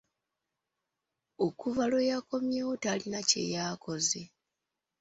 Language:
Ganda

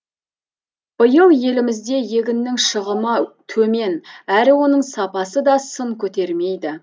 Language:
Kazakh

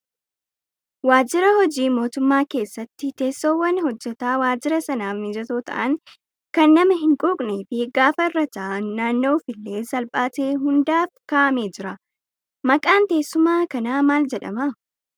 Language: Oromo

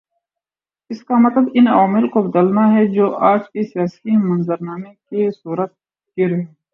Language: Urdu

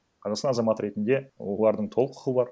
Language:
Kazakh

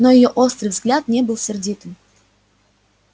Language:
Russian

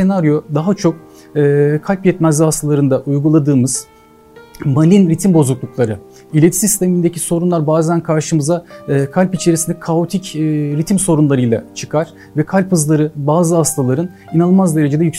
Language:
Turkish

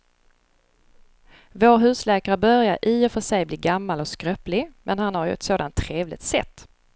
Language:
Swedish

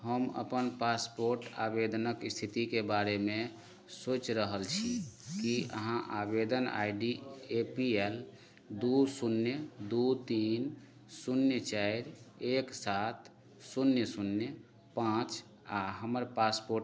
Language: Maithili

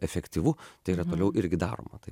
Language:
Lithuanian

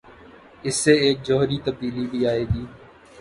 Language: Urdu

